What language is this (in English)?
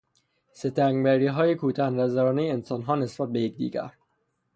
Persian